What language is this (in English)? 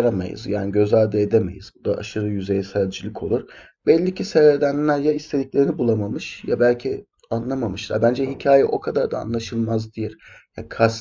Turkish